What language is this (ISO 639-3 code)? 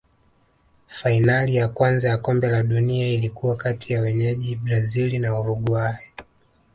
swa